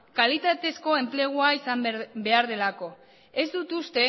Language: Basque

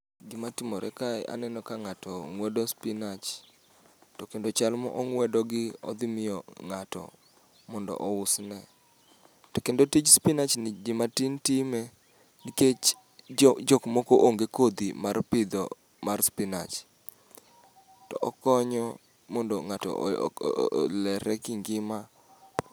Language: Luo (Kenya and Tanzania)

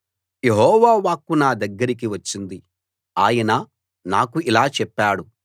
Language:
Telugu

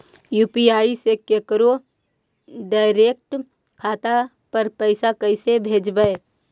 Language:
Magahi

